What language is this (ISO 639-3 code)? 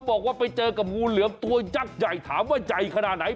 tha